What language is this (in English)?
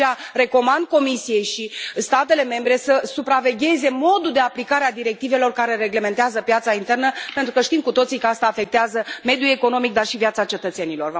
Romanian